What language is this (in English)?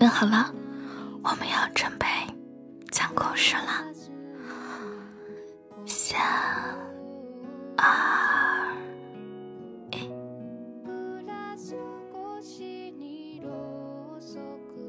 Chinese